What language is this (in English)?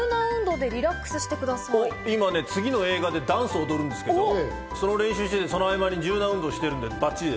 Japanese